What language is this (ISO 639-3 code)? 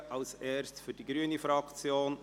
gsw